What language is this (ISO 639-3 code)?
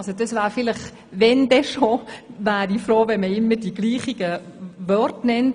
gsw